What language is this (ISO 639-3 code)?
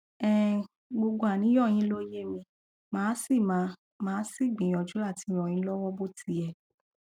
yor